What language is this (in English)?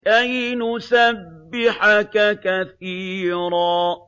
Arabic